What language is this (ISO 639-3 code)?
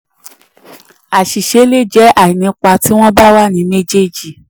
yor